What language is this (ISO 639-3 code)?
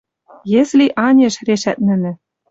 mrj